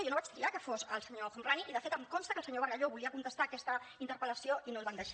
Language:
Catalan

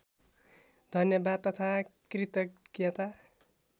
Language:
Nepali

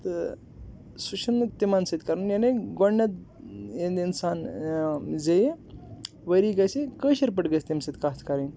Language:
Kashmiri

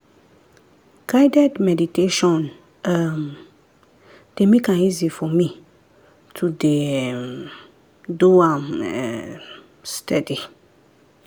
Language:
Nigerian Pidgin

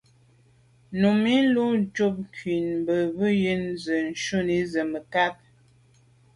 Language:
Medumba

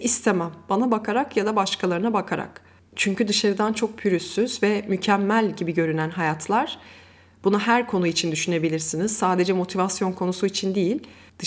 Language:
Turkish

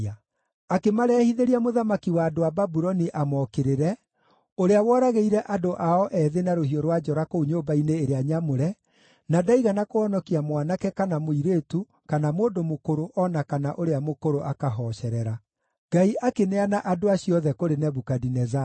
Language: Kikuyu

